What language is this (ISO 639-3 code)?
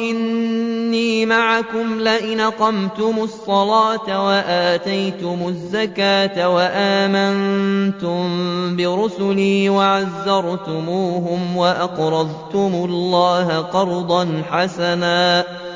ara